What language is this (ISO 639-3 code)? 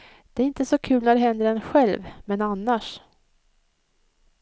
swe